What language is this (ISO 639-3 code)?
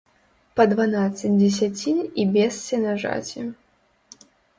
bel